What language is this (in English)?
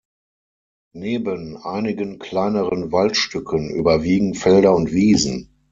German